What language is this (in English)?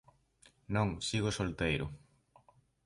Galician